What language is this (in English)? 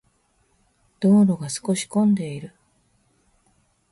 Japanese